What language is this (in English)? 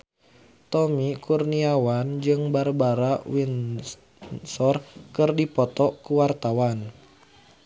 Sundanese